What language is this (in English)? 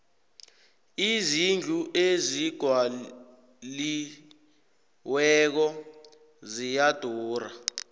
South Ndebele